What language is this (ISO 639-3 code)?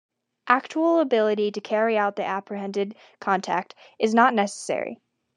eng